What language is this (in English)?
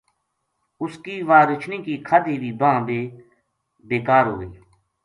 Gujari